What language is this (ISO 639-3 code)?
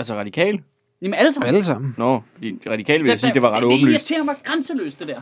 dan